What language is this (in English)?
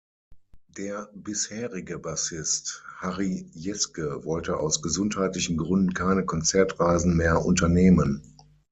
German